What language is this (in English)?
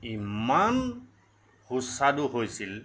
Assamese